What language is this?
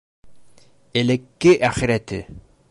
Bashkir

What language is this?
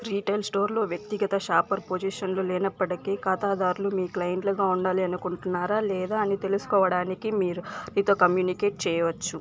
Telugu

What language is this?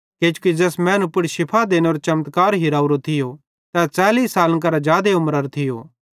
Bhadrawahi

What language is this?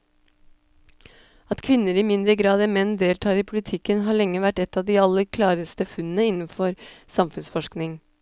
Norwegian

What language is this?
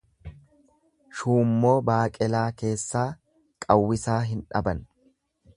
Oromo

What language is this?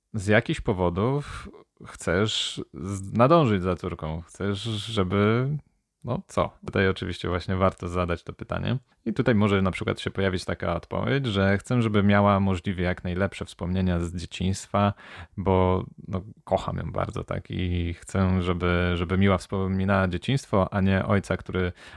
Polish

